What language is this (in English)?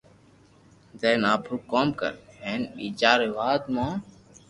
Loarki